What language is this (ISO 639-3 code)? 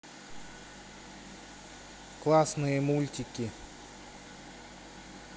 rus